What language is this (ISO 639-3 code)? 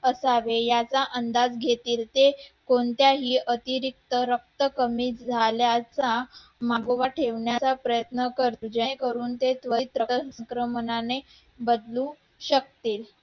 mar